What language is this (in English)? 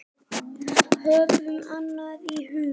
Icelandic